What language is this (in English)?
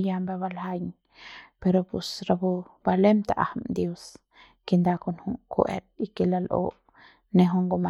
Central Pame